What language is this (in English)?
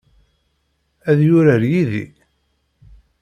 Kabyle